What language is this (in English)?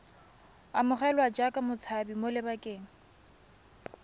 Tswana